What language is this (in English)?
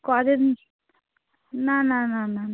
Bangla